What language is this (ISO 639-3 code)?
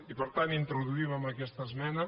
cat